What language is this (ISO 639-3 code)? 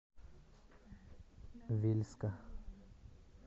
rus